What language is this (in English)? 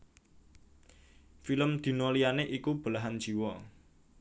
Javanese